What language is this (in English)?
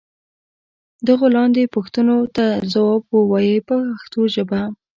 Pashto